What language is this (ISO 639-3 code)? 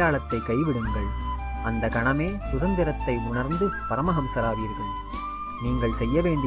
tam